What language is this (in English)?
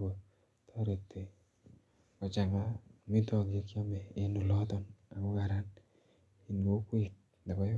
Kalenjin